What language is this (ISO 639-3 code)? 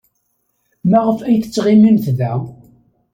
kab